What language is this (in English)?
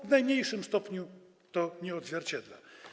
Polish